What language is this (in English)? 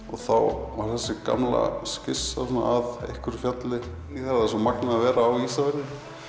Icelandic